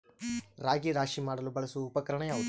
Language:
Kannada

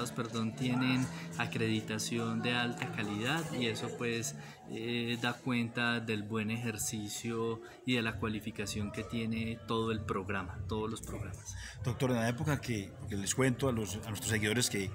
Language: Spanish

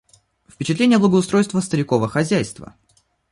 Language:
Russian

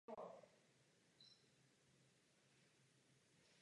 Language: Czech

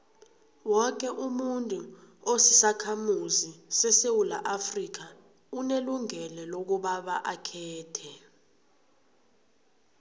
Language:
South Ndebele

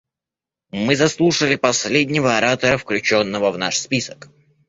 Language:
Russian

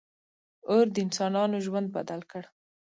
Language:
Pashto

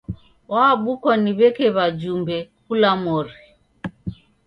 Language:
Taita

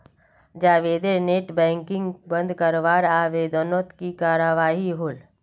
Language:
Magahi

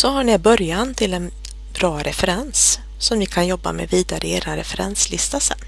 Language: Swedish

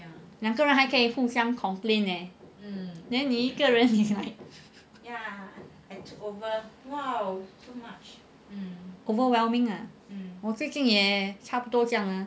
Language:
English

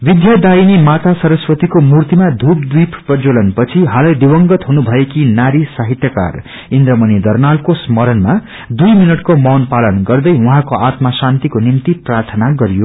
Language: Nepali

